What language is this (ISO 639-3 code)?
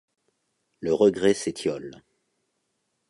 fra